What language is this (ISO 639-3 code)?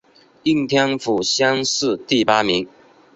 zho